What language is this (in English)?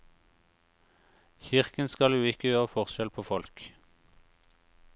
Norwegian